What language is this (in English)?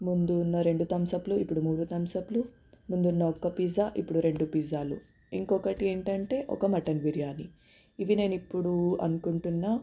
Telugu